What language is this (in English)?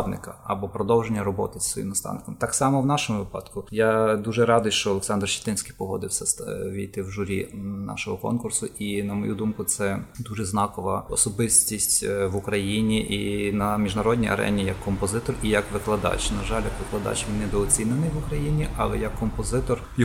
Ukrainian